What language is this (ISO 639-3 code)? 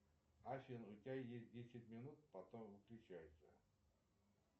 rus